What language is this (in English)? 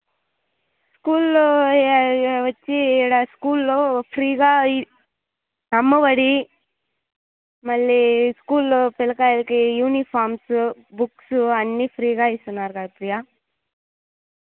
Telugu